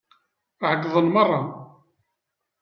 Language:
Kabyle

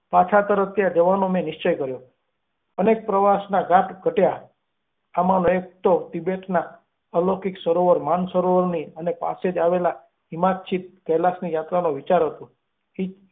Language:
Gujarati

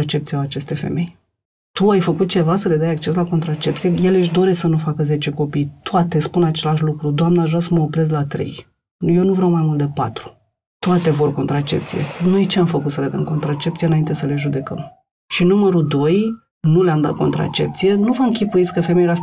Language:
Romanian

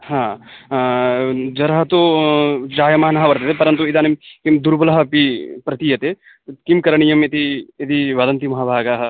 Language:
Sanskrit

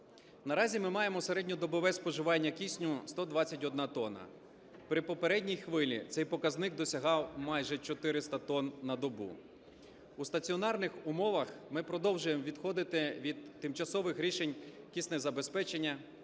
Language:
Ukrainian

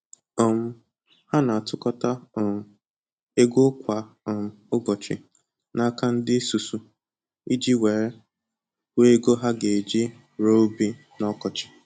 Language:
Igbo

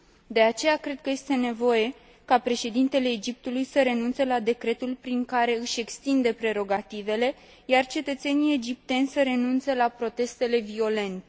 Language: Romanian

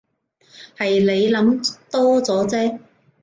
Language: Cantonese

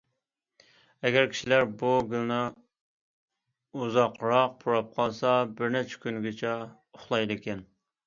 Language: Uyghur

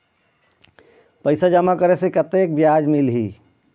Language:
Chhattisgarhi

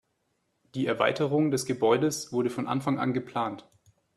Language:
German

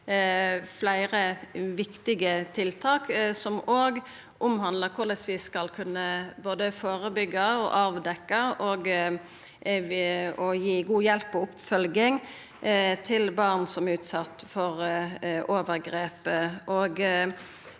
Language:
Norwegian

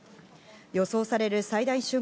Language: Japanese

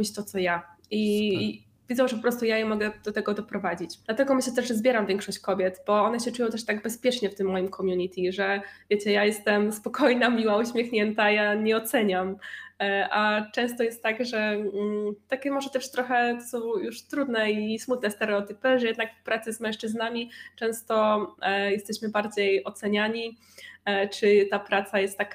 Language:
Polish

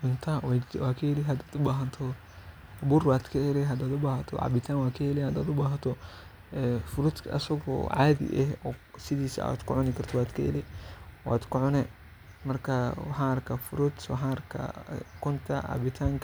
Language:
Somali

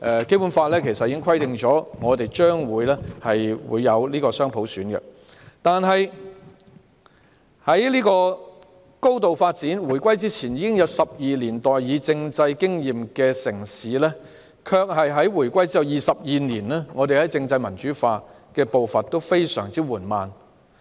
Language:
Cantonese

